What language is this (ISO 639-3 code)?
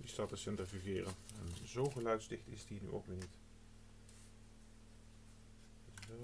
nld